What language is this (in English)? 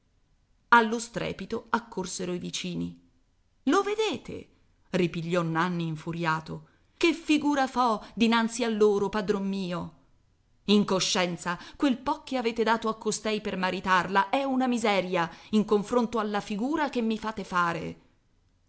Italian